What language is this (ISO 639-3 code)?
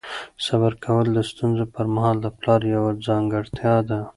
pus